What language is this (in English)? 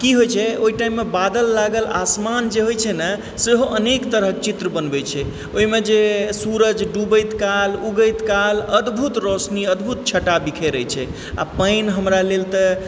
Maithili